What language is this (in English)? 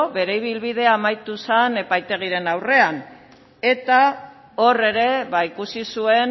Basque